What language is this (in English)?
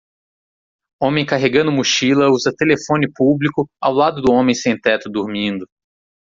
Portuguese